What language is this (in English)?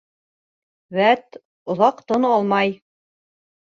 Bashkir